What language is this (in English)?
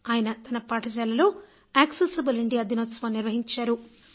Telugu